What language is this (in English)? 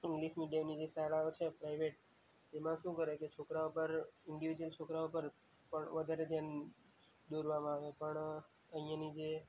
Gujarati